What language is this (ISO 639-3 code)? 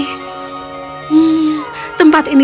ind